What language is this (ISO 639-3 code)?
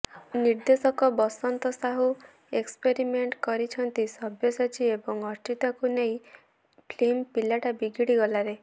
ori